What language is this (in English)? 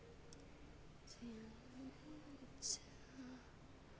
Hindi